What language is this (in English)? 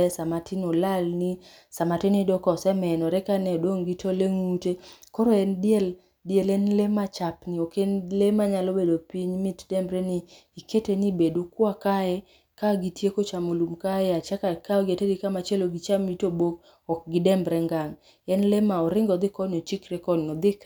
Luo (Kenya and Tanzania)